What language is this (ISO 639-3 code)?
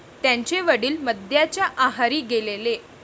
mar